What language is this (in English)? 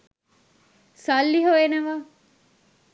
Sinhala